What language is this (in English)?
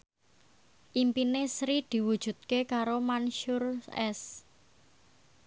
Javanese